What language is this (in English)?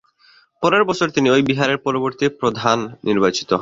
Bangla